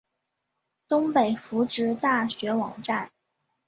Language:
Chinese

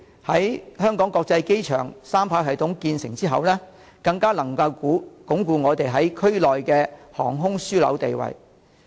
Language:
Cantonese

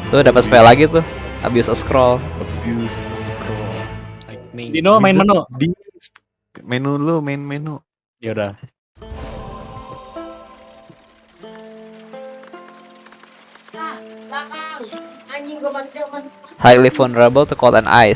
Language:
Indonesian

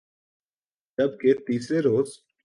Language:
Urdu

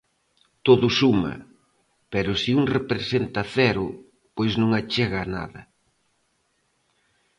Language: Galician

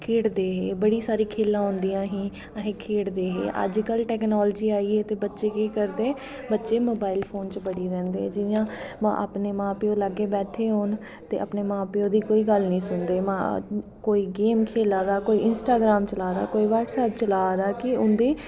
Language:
Dogri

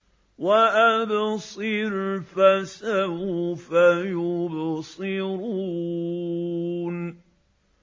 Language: Arabic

